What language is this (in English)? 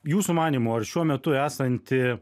Lithuanian